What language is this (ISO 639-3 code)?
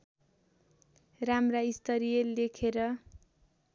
nep